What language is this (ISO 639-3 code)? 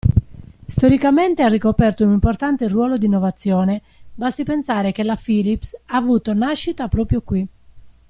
ita